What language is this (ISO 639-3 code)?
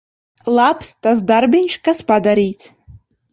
lav